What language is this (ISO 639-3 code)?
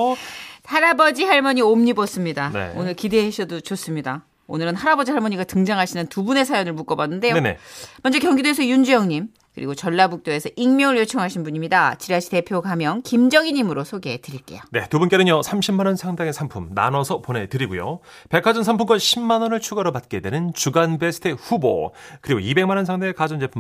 kor